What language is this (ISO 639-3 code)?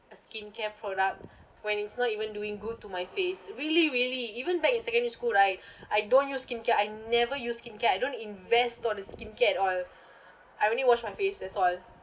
eng